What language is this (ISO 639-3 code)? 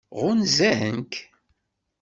kab